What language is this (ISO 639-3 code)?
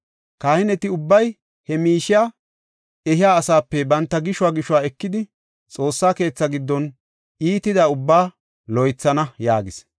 gof